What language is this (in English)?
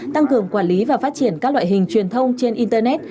Vietnamese